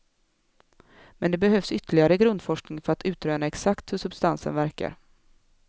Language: Swedish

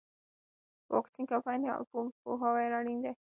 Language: Pashto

